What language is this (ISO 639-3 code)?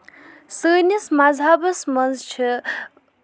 kas